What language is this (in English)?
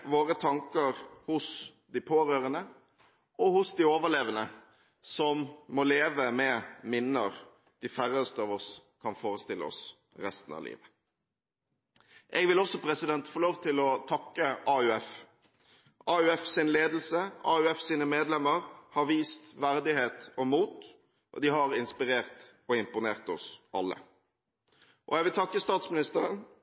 Norwegian Bokmål